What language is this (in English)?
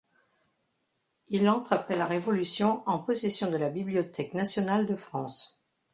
French